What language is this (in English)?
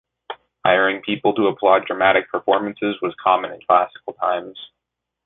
English